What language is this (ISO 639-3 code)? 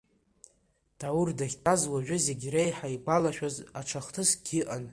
abk